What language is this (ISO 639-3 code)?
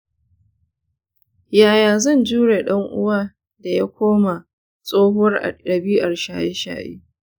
hau